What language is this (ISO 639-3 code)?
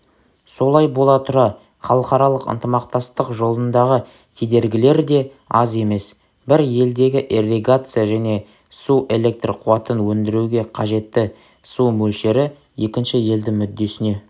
kaz